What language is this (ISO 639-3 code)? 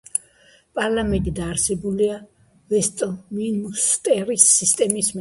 kat